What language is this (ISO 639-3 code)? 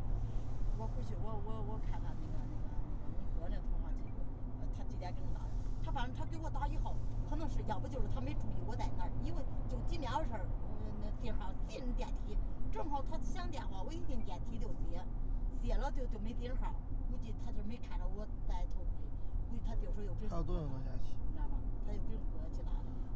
zho